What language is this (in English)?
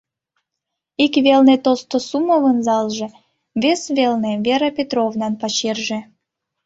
Mari